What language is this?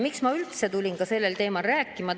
Estonian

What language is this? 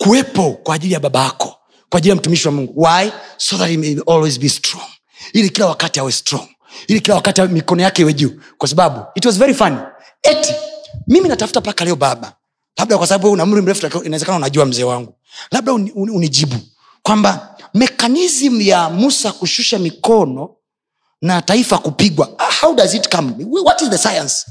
Swahili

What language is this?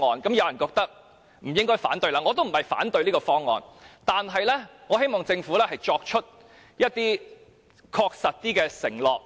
Cantonese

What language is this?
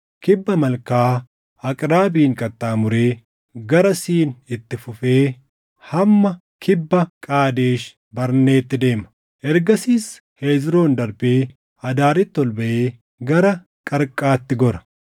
Oromo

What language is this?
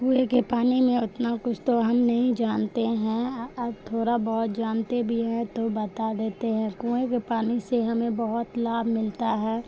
Urdu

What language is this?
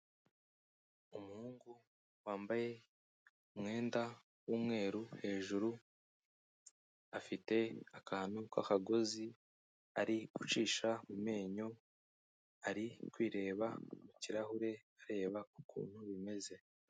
Kinyarwanda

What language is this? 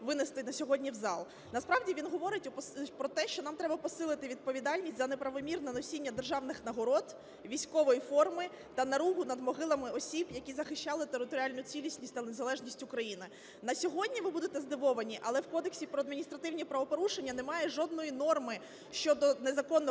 Ukrainian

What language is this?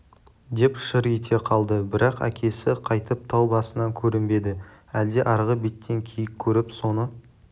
Kazakh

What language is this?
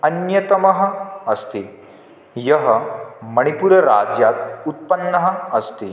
Sanskrit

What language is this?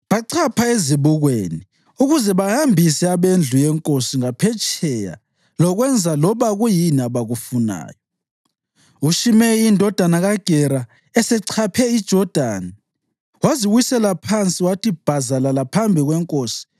North Ndebele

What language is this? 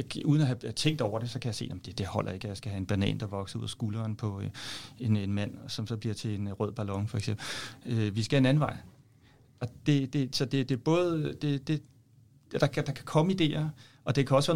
Danish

